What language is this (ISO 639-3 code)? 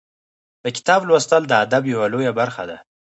pus